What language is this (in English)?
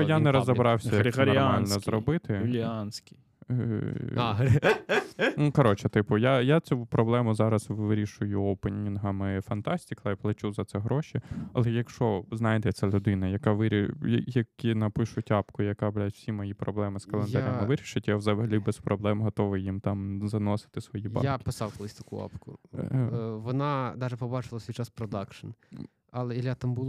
Ukrainian